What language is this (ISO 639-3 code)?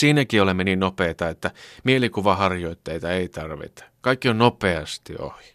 fin